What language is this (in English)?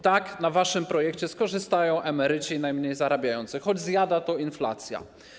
Polish